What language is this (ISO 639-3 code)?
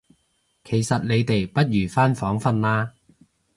yue